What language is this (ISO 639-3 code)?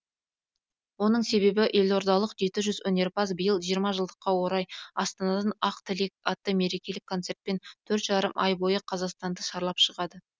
kaz